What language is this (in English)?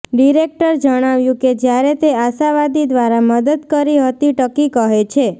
Gujarati